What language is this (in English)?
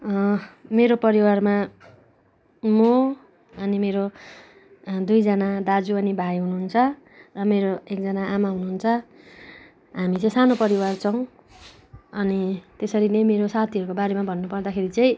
Nepali